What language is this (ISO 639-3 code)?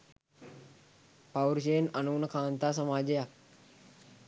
sin